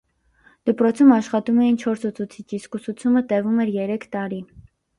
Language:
Armenian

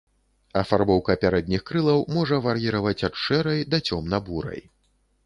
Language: Belarusian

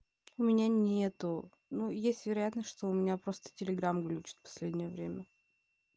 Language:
Russian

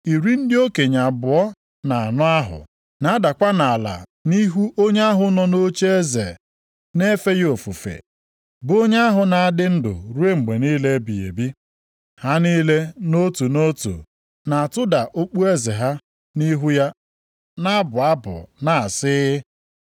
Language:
Igbo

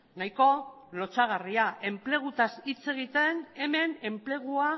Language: Basque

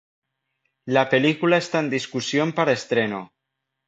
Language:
Spanish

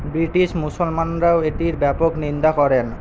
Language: Bangla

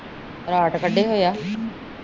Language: Punjabi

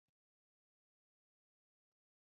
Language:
Romanian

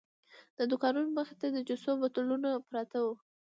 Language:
Pashto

